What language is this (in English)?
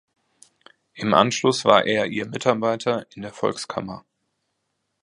German